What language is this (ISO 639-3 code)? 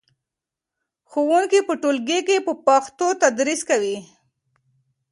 pus